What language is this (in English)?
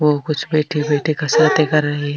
Marwari